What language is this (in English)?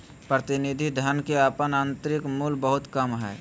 Magahi